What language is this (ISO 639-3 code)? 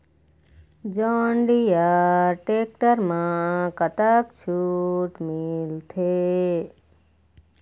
hne